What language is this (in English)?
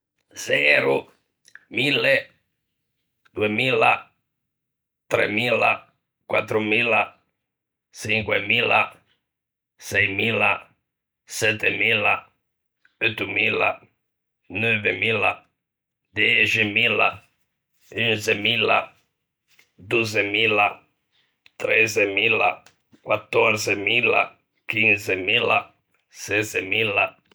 Ligurian